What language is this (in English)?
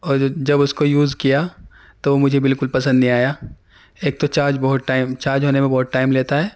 Urdu